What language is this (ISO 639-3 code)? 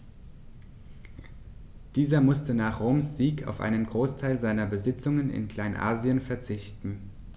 deu